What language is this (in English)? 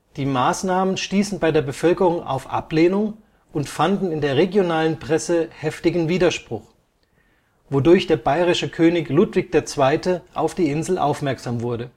German